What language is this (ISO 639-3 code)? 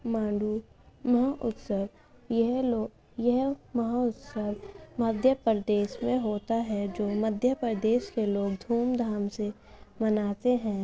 urd